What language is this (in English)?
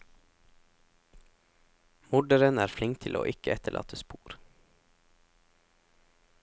Norwegian